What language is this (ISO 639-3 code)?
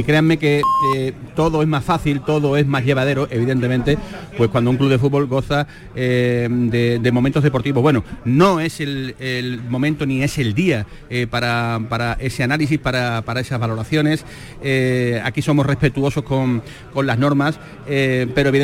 spa